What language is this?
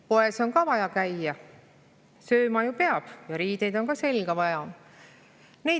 Estonian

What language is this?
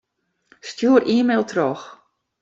Western Frisian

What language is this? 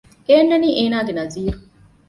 Divehi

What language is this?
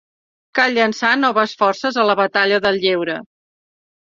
Catalan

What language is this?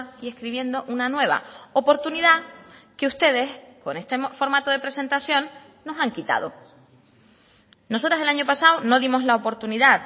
Spanish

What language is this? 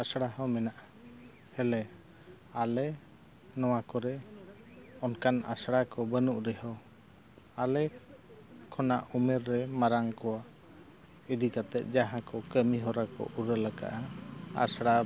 Santali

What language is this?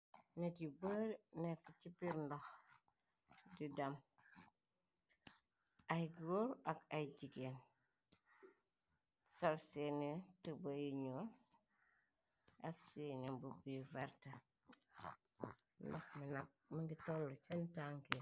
Wolof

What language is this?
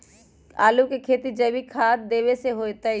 Magahi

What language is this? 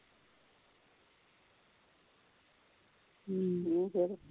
Punjabi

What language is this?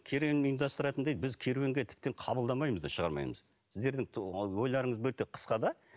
Kazakh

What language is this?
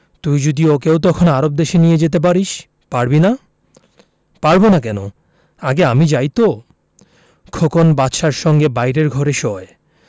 Bangla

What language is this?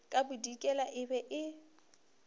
Northern Sotho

